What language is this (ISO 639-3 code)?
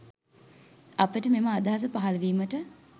sin